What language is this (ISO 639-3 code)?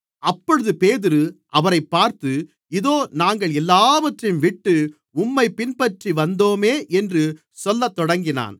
tam